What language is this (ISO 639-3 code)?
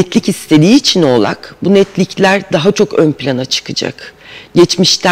tur